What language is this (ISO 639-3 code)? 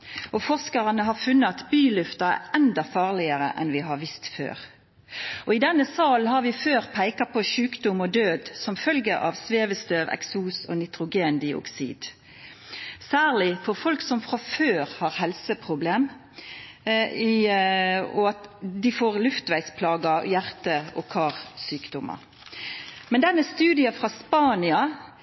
nno